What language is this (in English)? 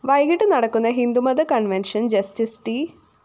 Malayalam